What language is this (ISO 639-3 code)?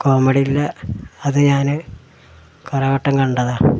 mal